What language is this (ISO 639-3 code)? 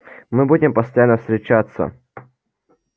rus